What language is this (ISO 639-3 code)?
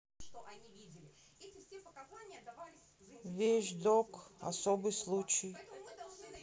rus